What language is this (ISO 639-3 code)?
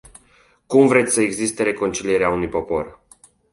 ron